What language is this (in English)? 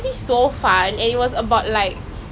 English